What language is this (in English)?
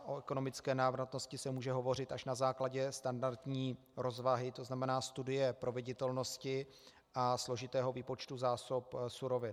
Czech